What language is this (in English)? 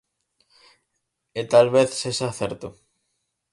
Galician